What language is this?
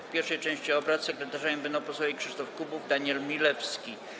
Polish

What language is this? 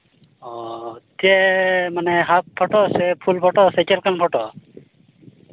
Santali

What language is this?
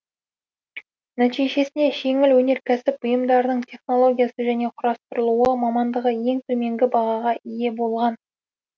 Kazakh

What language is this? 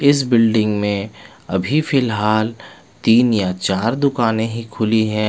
Hindi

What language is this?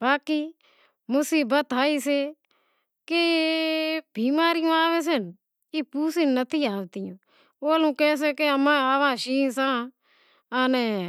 Wadiyara Koli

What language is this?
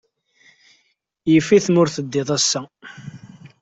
Kabyle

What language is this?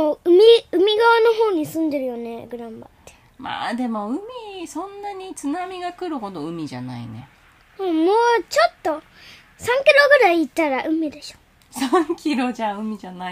Japanese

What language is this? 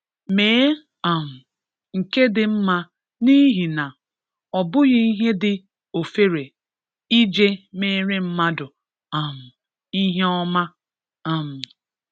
Igbo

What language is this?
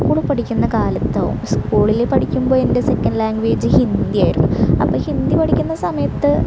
Malayalam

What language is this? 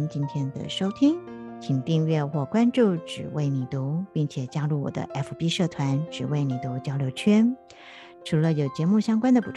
Chinese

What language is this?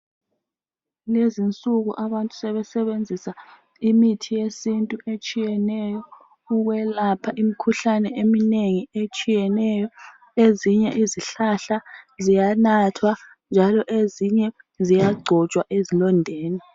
North Ndebele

